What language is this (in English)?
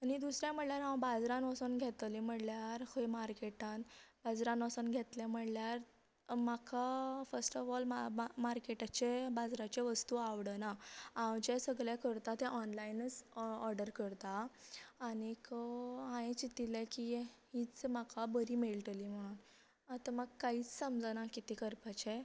Konkani